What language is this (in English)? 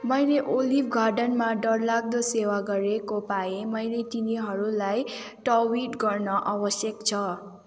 Nepali